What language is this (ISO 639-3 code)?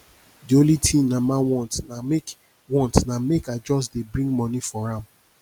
pcm